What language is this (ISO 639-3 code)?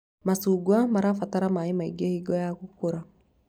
kik